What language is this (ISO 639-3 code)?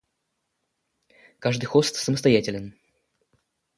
rus